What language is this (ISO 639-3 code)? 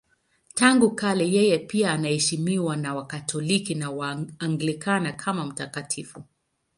swa